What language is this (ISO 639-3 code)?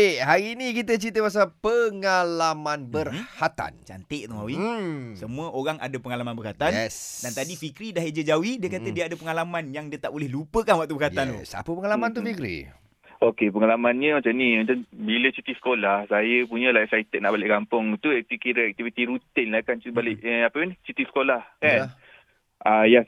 msa